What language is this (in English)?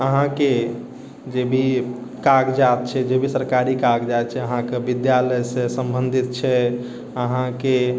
Maithili